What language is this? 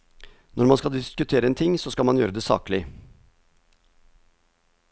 Norwegian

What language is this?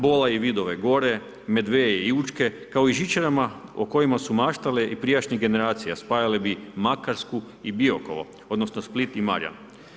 Croatian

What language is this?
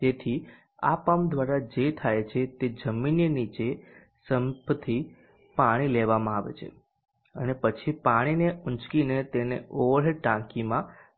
Gujarati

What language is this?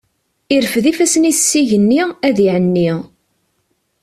Kabyle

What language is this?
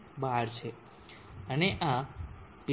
Gujarati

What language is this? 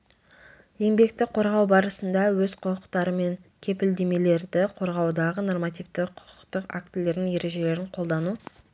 Kazakh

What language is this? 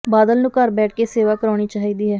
Punjabi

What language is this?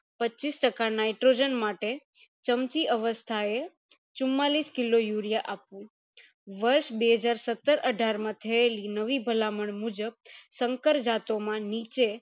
Gujarati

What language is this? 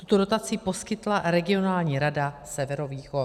Czech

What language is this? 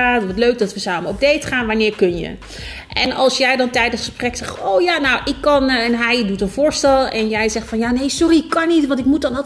Dutch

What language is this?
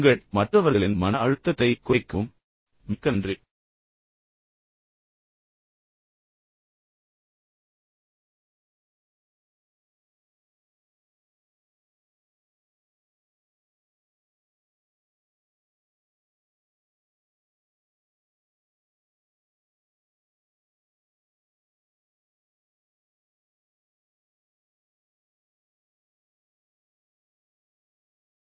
Tamil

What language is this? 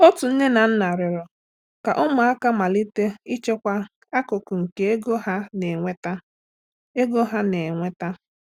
Igbo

